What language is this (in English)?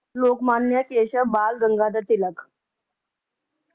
Punjabi